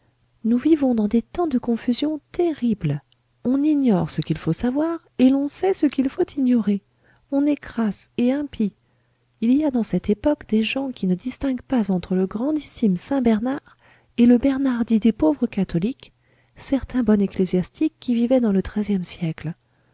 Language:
French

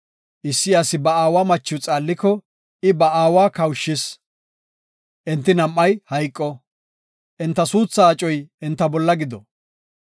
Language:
Gofa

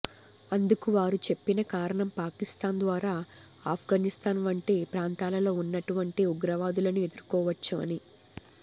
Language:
Telugu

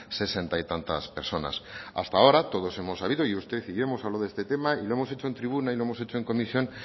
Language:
Spanish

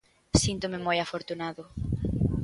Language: Galician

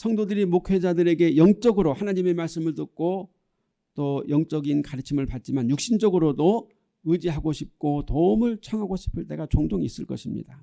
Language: Korean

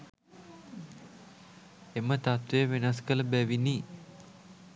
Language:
Sinhala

